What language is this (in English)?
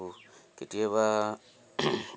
Assamese